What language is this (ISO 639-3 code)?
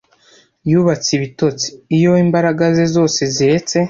kin